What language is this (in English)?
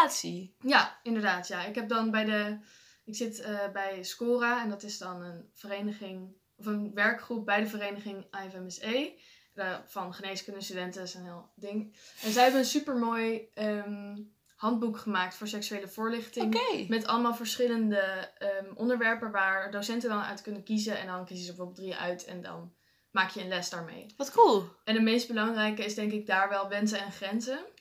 Dutch